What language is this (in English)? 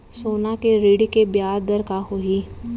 Chhattisgarhi